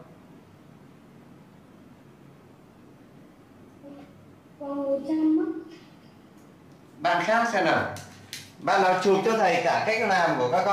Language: Vietnamese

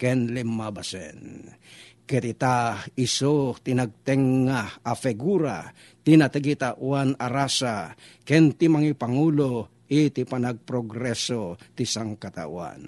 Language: Filipino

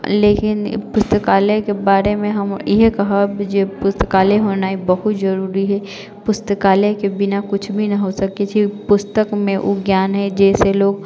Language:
Maithili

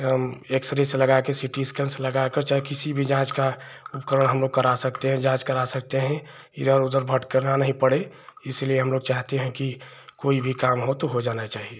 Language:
Hindi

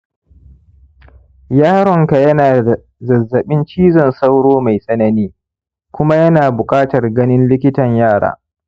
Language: Hausa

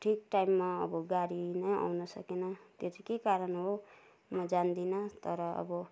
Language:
Nepali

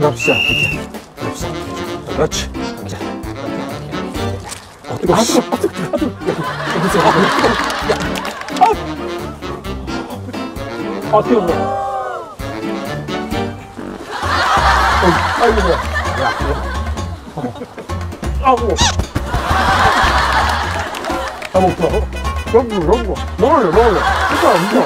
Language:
Korean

